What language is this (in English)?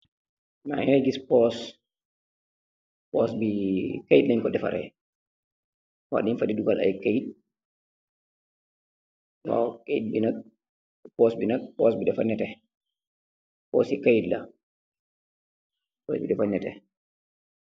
Wolof